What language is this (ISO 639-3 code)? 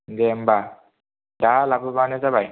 brx